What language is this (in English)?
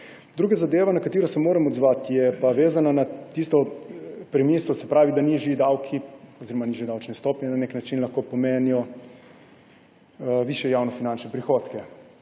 Slovenian